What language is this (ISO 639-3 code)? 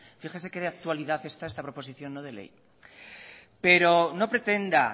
spa